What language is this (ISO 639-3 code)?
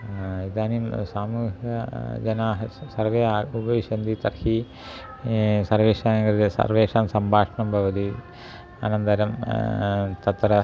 san